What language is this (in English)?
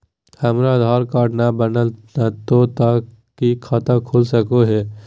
Magahi